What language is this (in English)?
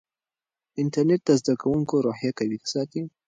Pashto